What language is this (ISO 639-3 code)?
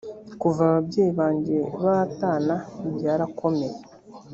kin